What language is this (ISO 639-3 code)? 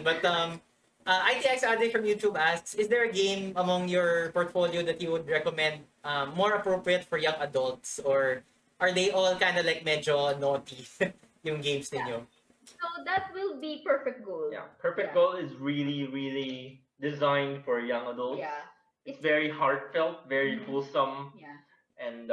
eng